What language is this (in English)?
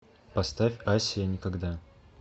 Russian